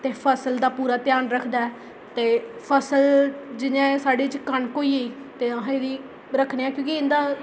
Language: Dogri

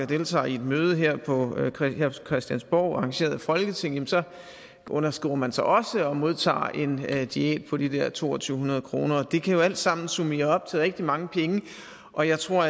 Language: Danish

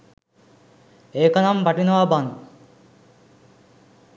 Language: Sinhala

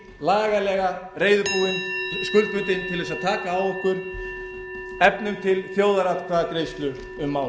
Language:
Icelandic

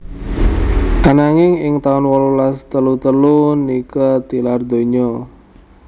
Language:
Javanese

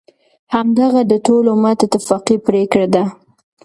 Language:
Pashto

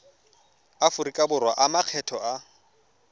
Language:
Tswana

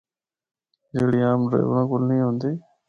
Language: Northern Hindko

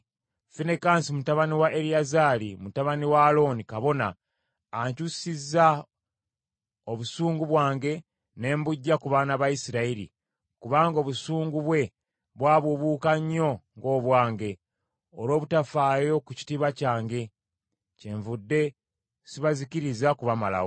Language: Ganda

